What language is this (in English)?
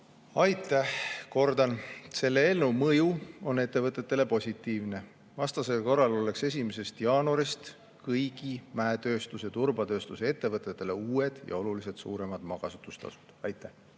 Estonian